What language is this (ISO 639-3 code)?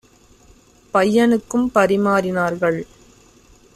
tam